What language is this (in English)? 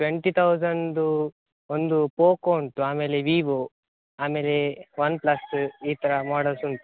Kannada